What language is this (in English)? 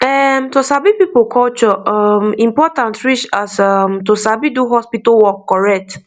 Nigerian Pidgin